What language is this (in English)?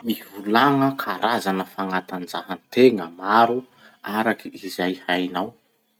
Masikoro Malagasy